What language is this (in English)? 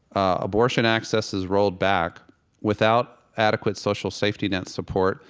English